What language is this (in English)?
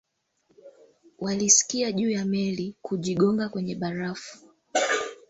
Swahili